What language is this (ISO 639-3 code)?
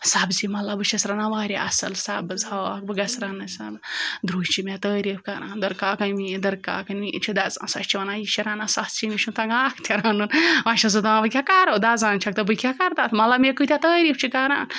kas